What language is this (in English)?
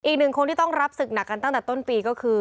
Thai